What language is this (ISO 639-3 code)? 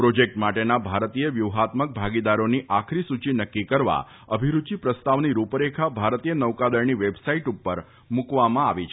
guj